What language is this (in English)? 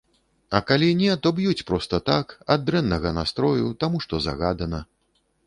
Belarusian